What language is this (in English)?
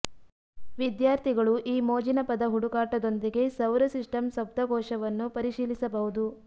Kannada